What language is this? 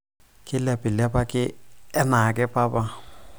Masai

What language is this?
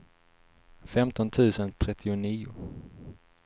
Swedish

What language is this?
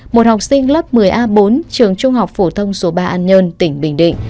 Vietnamese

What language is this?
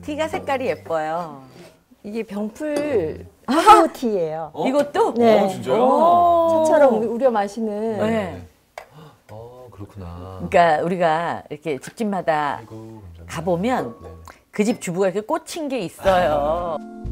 Korean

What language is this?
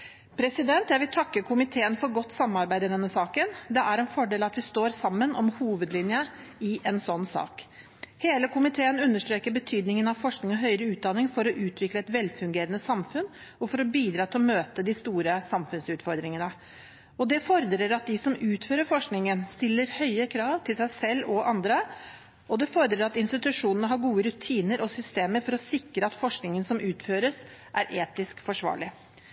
Norwegian Bokmål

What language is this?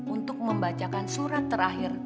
Indonesian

